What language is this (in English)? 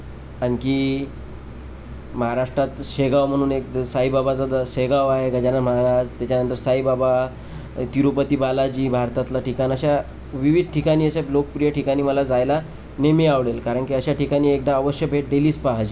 Marathi